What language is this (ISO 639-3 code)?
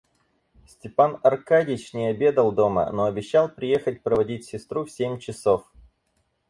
rus